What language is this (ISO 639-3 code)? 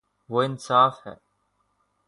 urd